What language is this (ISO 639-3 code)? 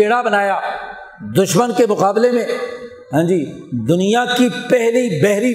urd